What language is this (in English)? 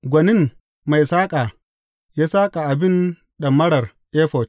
Hausa